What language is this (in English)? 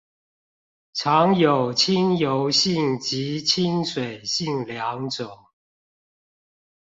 Chinese